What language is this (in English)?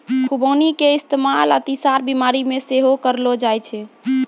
Maithili